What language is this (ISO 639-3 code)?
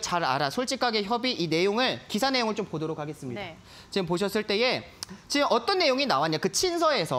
kor